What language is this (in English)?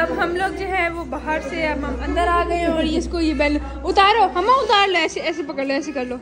Hindi